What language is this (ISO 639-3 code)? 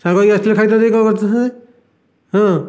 ori